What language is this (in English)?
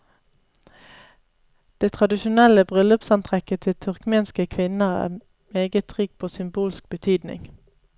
Norwegian